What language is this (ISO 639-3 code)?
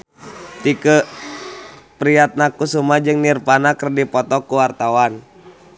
sun